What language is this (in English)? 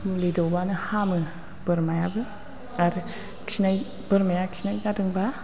Bodo